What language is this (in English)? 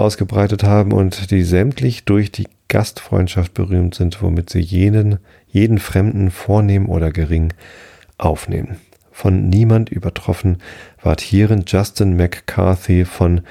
German